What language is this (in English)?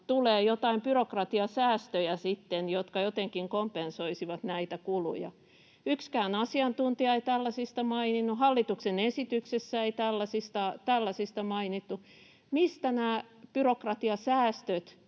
Finnish